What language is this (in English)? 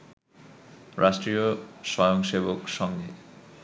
Bangla